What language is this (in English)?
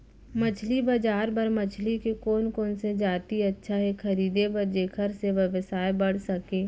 Chhattisgarhi